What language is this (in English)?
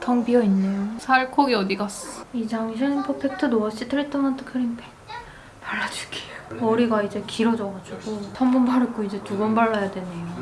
Korean